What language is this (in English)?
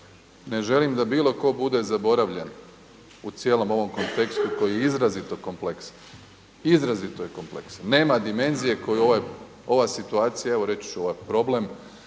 Croatian